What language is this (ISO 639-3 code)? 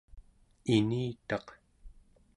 esu